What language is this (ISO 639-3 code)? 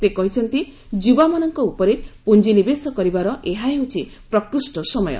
ori